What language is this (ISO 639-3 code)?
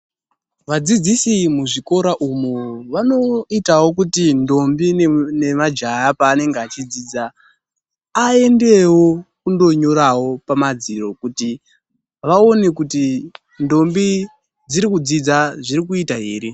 ndc